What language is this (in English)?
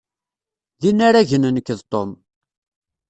Kabyle